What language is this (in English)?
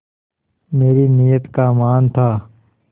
Hindi